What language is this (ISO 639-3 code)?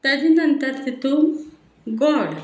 kok